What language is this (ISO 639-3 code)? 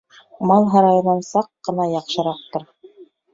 bak